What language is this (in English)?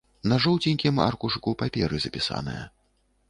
Belarusian